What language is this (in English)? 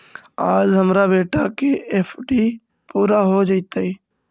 Magahi